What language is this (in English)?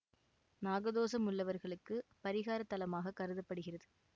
Tamil